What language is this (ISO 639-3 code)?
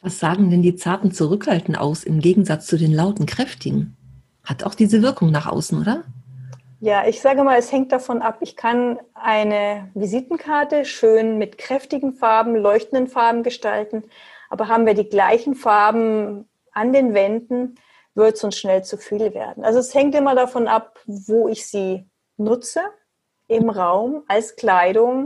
deu